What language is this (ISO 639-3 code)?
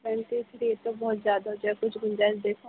urd